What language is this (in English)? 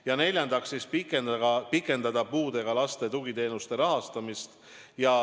Estonian